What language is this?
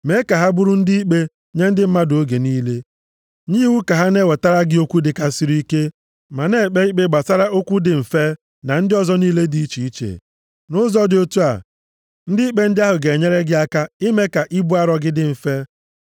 Igbo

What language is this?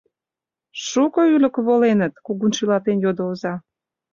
Mari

